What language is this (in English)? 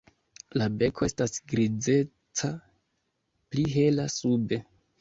Esperanto